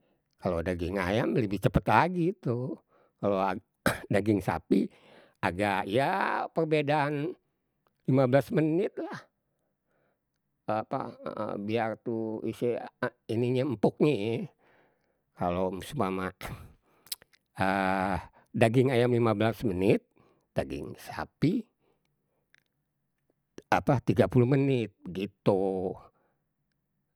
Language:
Betawi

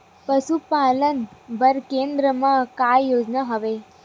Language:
Chhattisgarhi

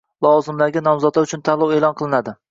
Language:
Uzbek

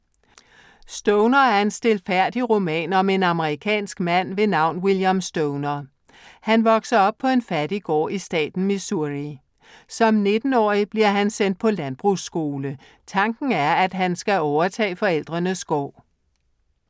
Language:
Danish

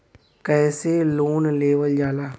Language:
Bhojpuri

